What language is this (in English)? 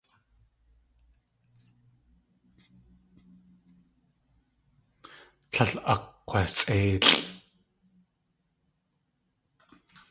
Tlingit